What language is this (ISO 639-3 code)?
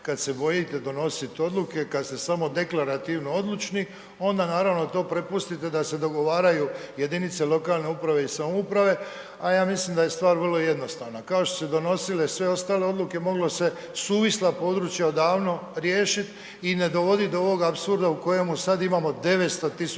hrv